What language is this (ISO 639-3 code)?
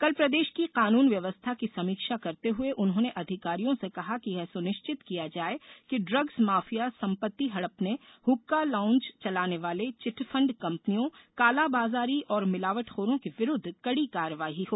hin